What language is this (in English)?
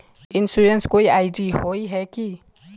Magahi